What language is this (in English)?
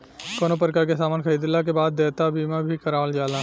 Bhojpuri